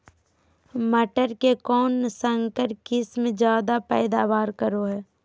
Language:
Magahi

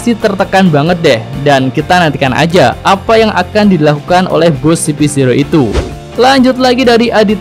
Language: Indonesian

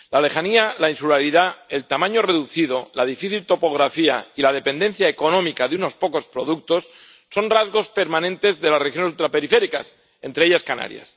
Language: Spanish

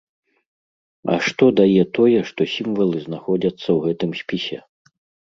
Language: Belarusian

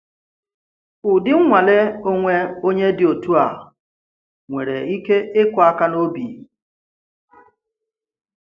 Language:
Igbo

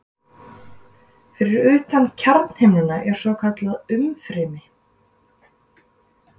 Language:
Icelandic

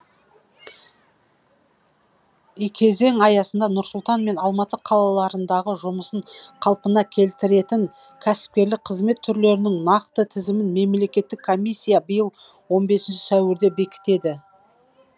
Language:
Kazakh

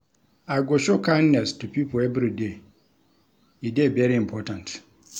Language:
Nigerian Pidgin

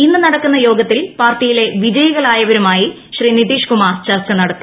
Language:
Malayalam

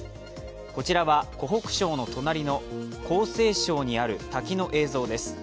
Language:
Japanese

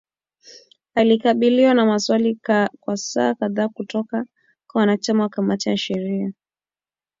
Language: Swahili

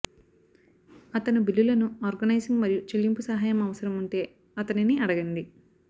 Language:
Telugu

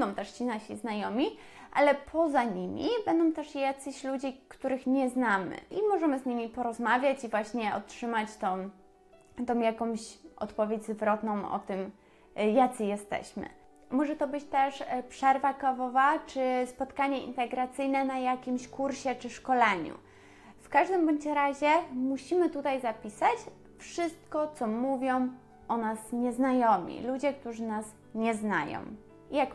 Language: Polish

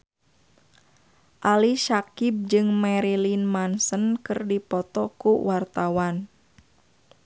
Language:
Sundanese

